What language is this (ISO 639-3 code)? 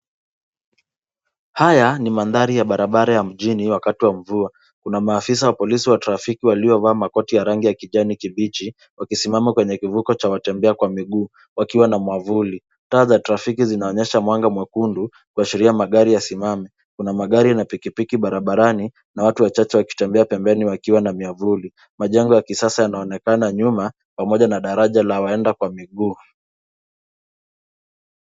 swa